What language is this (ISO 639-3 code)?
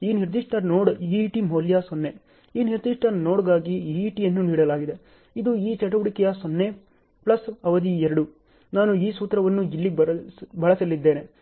kan